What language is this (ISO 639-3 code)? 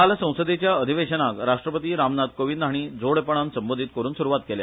kok